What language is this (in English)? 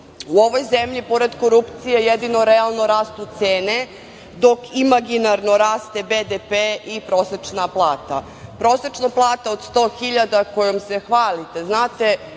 Serbian